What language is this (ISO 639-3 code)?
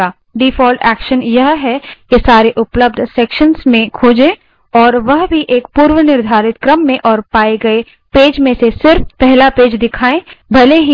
hin